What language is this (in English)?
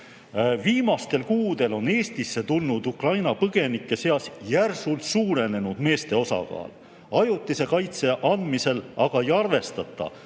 Estonian